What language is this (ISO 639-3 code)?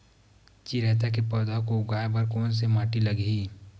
hne